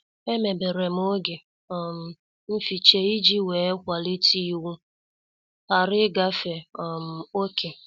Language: Igbo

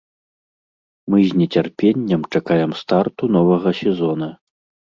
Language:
Belarusian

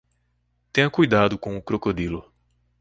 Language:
Portuguese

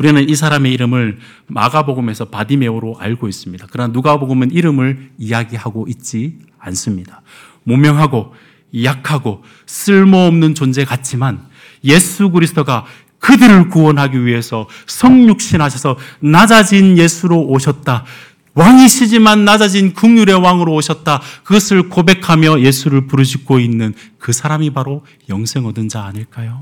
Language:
Korean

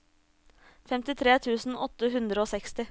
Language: Norwegian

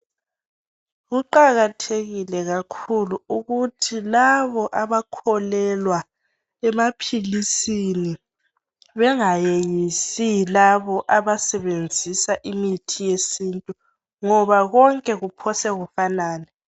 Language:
North Ndebele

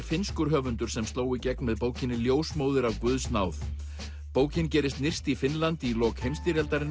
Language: Icelandic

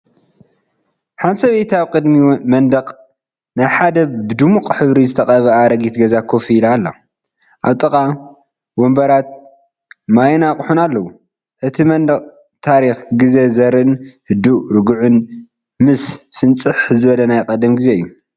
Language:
Tigrinya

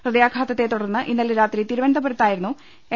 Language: Malayalam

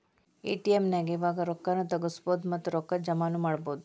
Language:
Kannada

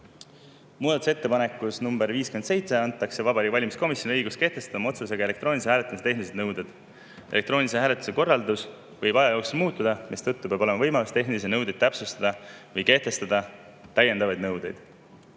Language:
Estonian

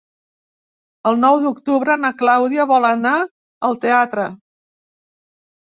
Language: Catalan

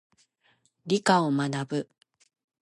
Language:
Japanese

